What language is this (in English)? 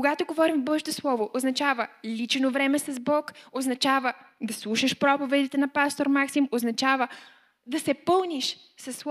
Bulgarian